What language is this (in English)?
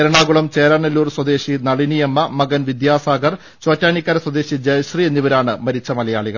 Malayalam